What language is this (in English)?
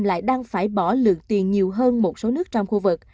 Vietnamese